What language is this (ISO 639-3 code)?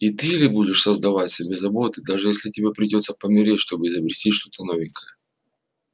rus